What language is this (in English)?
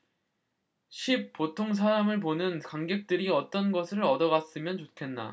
Korean